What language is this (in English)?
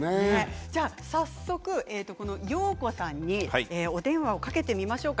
Japanese